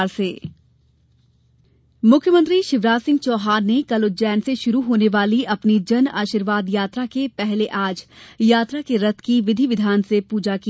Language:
Hindi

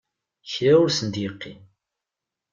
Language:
Kabyle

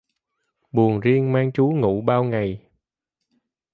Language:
Vietnamese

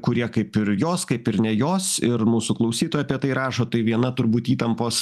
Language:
Lithuanian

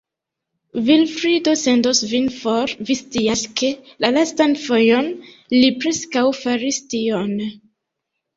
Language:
Esperanto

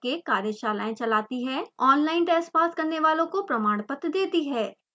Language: Hindi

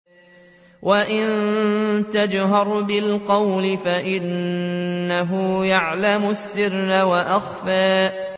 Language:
Arabic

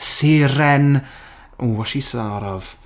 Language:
Welsh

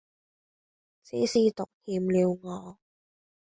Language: Cantonese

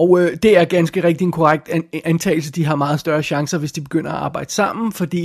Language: Danish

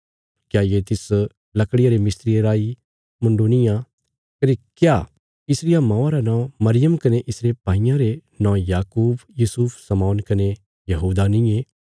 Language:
Bilaspuri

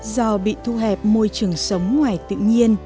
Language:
Vietnamese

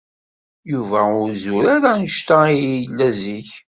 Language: Kabyle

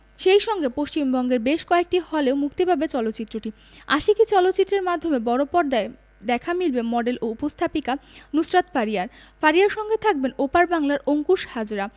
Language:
Bangla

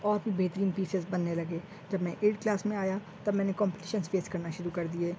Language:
Urdu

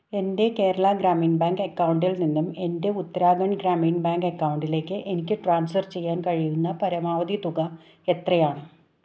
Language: Malayalam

